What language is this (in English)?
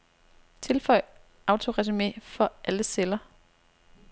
Danish